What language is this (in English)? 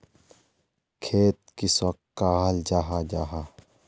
Magahi